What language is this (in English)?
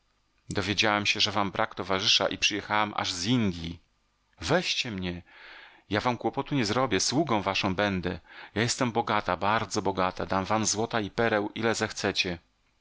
Polish